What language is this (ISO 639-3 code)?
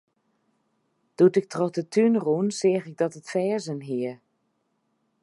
fry